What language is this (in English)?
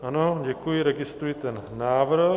Czech